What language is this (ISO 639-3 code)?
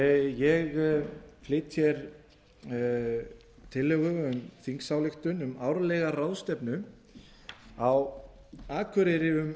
isl